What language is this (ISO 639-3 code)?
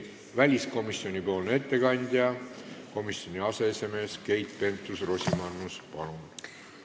est